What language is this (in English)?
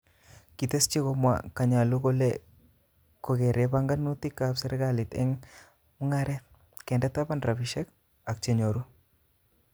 Kalenjin